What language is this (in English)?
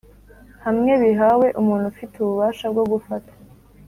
Kinyarwanda